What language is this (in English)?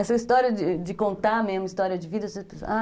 Portuguese